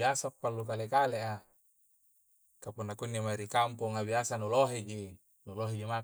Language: Coastal Konjo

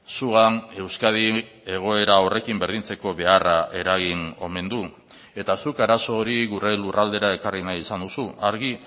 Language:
Basque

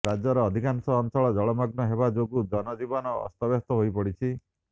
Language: Odia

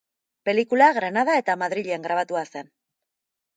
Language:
Basque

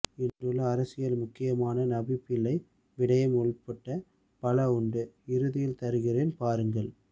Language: Tamil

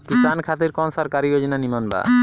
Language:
Bhojpuri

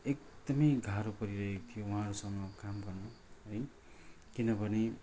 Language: Nepali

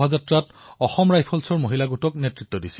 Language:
Assamese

